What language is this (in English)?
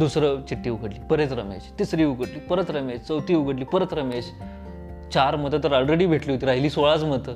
Marathi